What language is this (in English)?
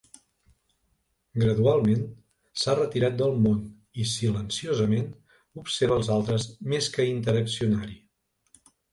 Catalan